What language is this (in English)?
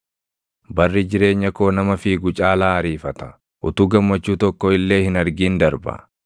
Oromo